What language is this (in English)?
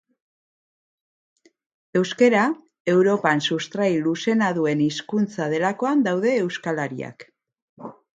Basque